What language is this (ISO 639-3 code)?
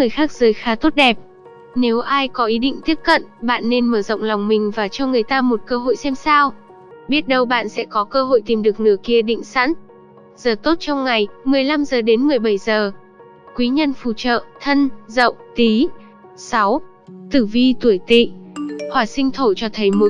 vie